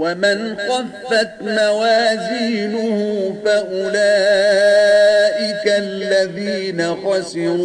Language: Arabic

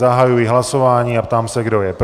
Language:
Czech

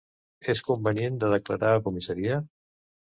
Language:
Catalan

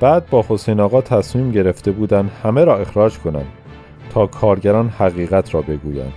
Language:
Persian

